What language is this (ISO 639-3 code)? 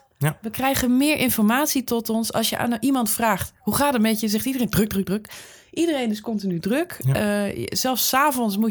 nld